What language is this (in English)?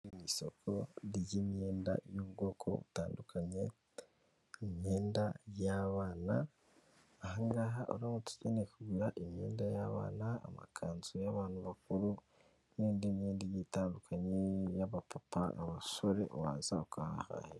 Kinyarwanda